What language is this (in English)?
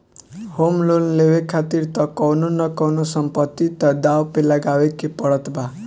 Bhojpuri